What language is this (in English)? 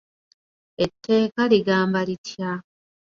Ganda